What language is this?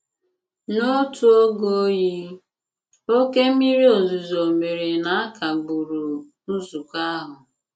Igbo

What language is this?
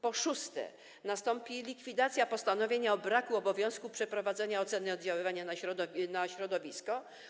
Polish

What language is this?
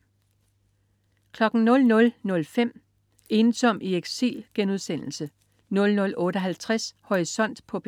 Danish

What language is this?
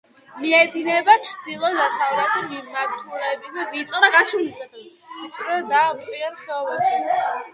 Georgian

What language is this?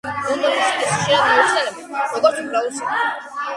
Georgian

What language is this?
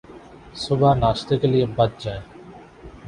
Urdu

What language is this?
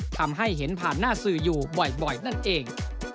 Thai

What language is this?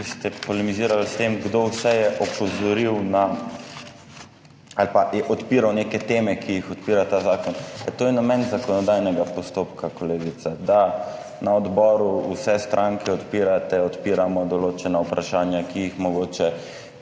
Slovenian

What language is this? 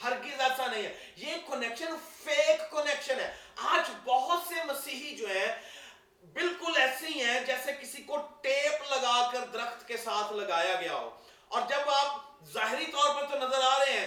Urdu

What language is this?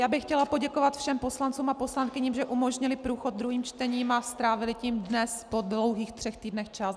Czech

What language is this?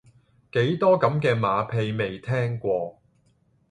Cantonese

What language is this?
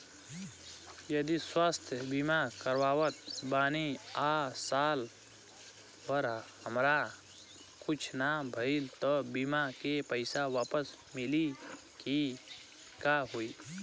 Bhojpuri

